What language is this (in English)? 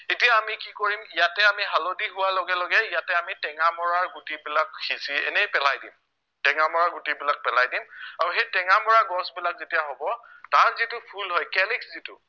Assamese